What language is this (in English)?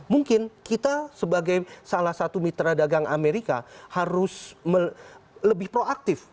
Indonesian